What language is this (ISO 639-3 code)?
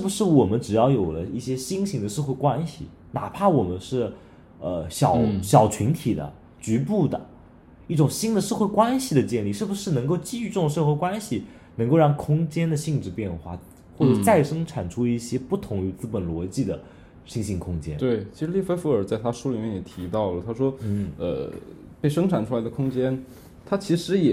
zho